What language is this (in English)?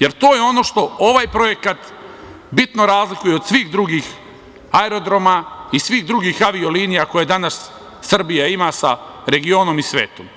Serbian